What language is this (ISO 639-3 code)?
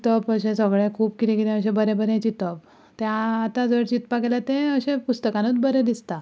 kok